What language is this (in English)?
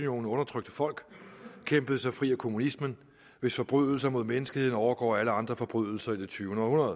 Danish